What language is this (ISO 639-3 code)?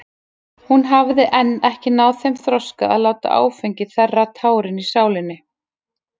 isl